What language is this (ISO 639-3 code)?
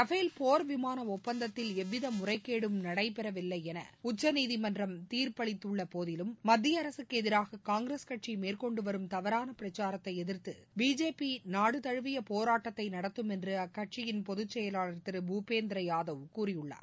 tam